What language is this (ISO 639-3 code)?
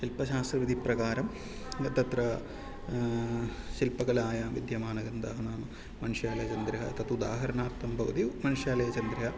san